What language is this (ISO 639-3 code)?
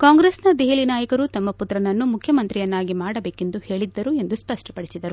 kan